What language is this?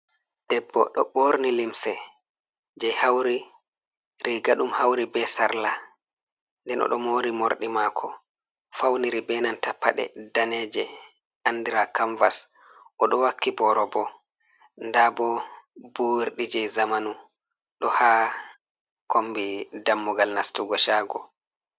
Fula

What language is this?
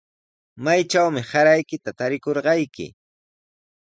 Sihuas Ancash Quechua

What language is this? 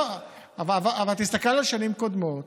Hebrew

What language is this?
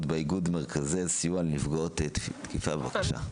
Hebrew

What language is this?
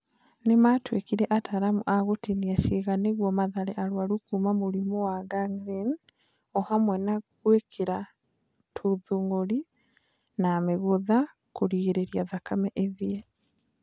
Kikuyu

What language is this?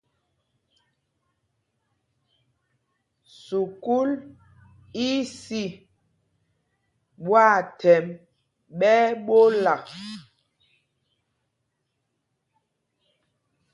Mpumpong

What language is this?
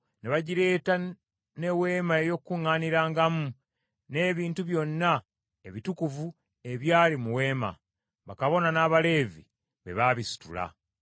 Ganda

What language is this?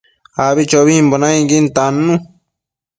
Matsés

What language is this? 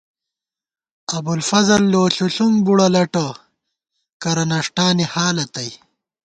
Gawar-Bati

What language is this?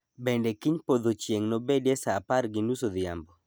Luo (Kenya and Tanzania)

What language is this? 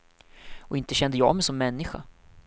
Swedish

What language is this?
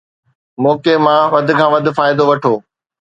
Sindhi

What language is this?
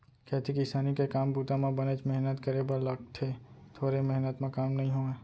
Chhattisgarhi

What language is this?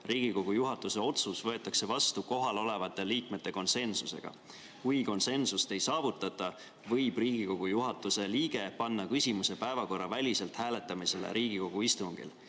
Estonian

